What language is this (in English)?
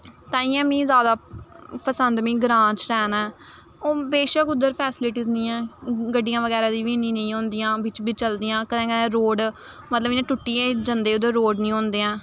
Dogri